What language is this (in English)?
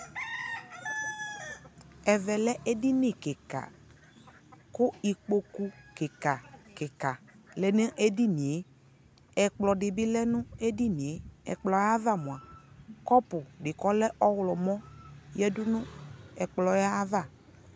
Ikposo